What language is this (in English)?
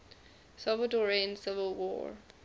English